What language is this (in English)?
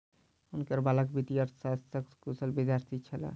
Maithili